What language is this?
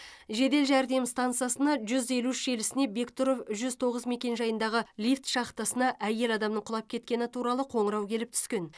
Kazakh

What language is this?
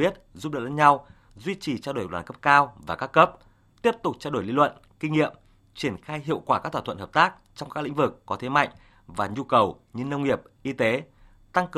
Vietnamese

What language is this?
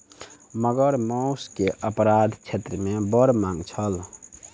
Maithili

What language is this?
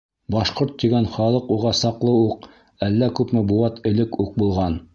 Bashkir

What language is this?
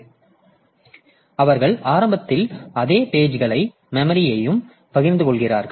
Tamil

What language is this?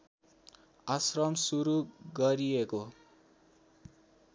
Nepali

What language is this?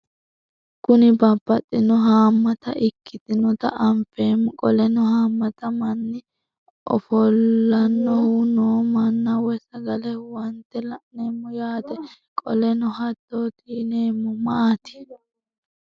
Sidamo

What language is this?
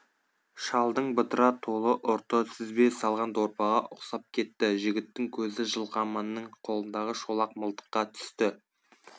Kazakh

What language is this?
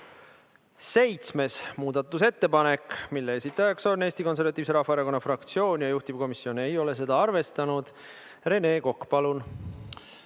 Estonian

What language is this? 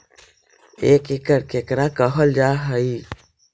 Magahi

